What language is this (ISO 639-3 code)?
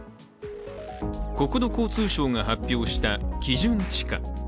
jpn